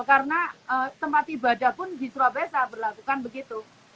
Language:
Indonesian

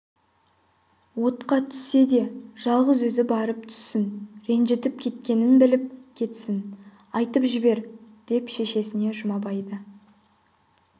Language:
Kazakh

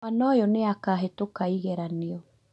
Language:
Kikuyu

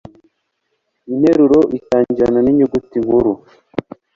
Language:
Kinyarwanda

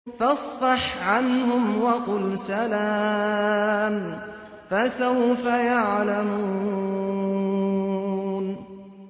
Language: Arabic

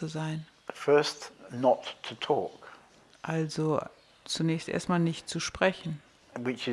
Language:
German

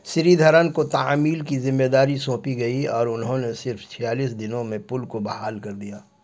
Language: Urdu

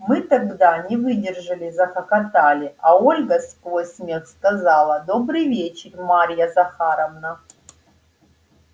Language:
Russian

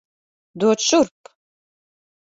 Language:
Latvian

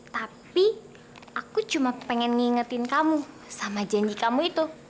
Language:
Indonesian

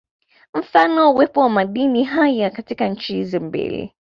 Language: Swahili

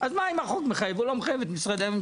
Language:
Hebrew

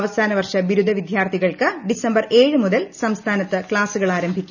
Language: Malayalam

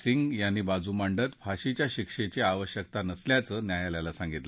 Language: Marathi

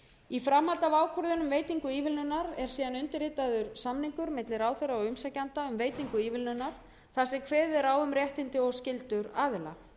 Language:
Icelandic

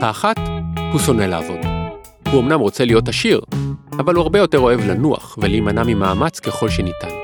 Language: Hebrew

